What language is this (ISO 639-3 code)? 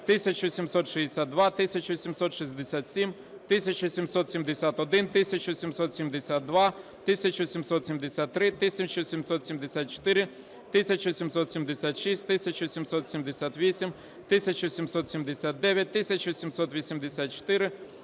ukr